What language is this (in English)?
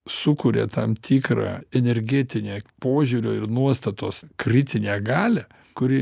Lithuanian